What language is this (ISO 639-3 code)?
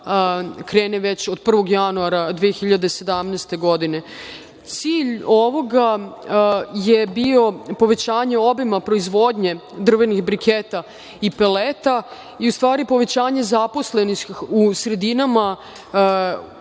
srp